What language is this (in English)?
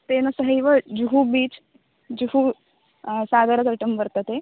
Sanskrit